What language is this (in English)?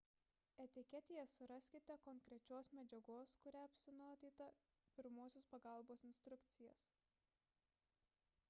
Lithuanian